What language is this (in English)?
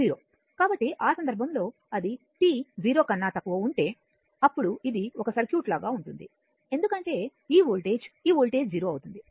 Telugu